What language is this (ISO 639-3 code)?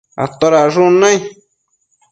mcf